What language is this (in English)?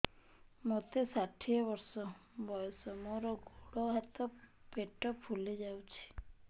Odia